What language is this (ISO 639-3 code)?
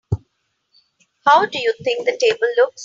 eng